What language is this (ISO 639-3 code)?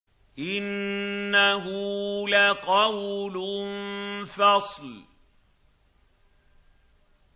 ara